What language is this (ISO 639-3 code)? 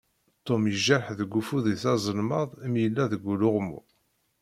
kab